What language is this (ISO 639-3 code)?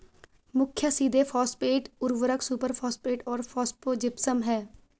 hin